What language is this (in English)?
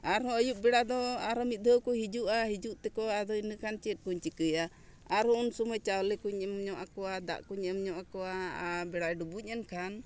Santali